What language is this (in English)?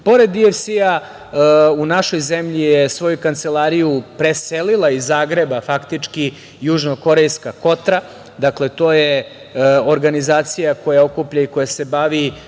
Serbian